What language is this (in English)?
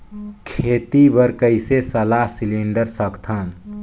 Chhattisgarhi